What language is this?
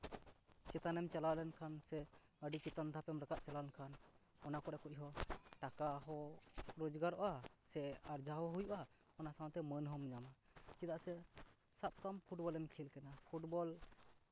Santali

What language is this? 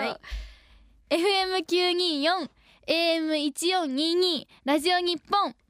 Japanese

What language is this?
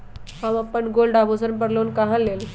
Magahi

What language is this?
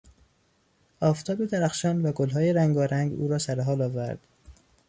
Persian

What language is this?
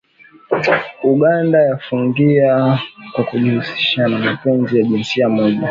Swahili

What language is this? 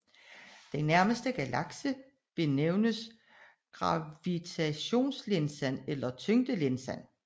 Danish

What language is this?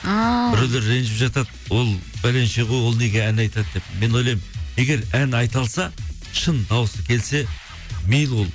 Kazakh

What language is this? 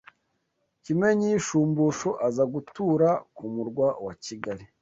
Kinyarwanda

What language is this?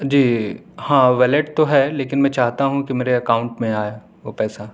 Urdu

